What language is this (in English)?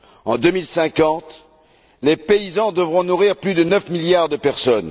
French